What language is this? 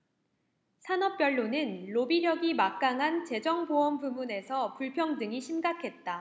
Korean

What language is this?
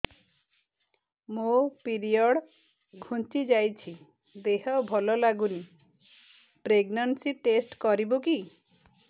Odia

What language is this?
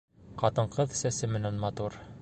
Bashkir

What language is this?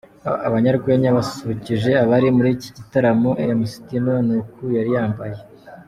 Kinyarwanda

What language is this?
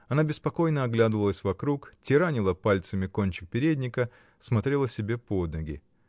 Russian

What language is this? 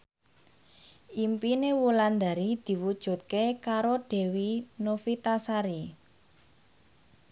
Javanese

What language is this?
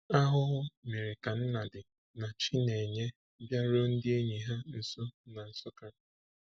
Igbo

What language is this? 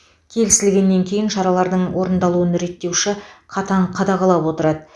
Kazakh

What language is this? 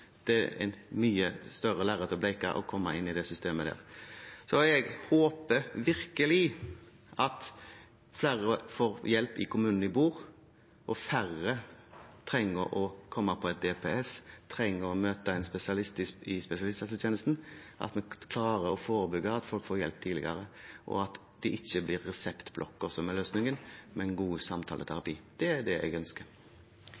Norwegian Bokmål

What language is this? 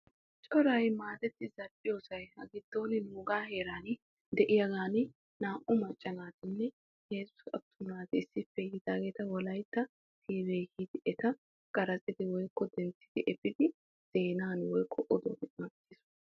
Wolaytta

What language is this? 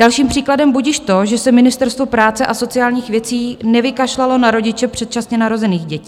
Czech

